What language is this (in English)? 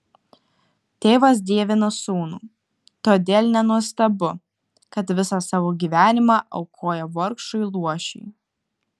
Lithuanian